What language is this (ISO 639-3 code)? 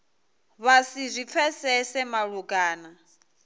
ven